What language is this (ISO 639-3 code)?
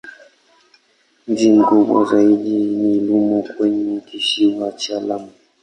swa